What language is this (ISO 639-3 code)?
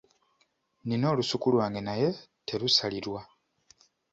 lug